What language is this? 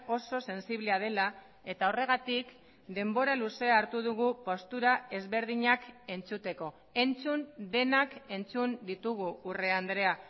Basque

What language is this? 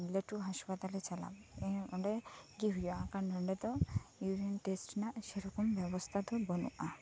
Santali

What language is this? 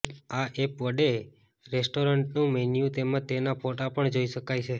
Gujarati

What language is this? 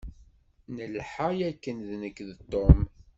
Kabyle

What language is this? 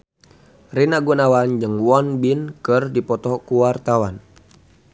Sundanese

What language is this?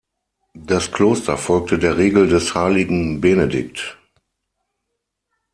German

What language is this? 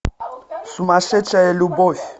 Russian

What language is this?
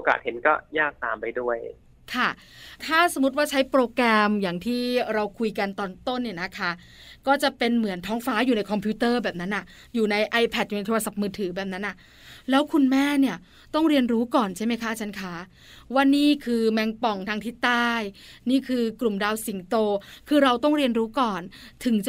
Thai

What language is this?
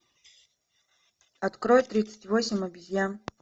Russian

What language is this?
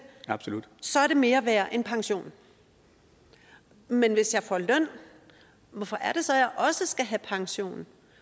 Danish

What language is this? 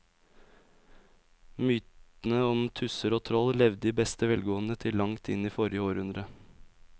Norwegian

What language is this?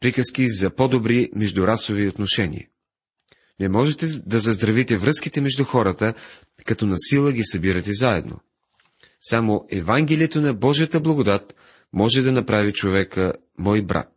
Bulgarian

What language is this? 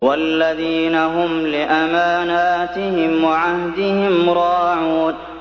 Arabic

